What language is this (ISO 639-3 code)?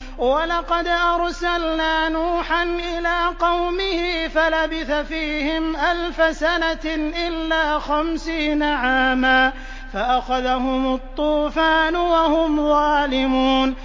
ara